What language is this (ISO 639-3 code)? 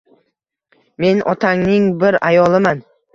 uzb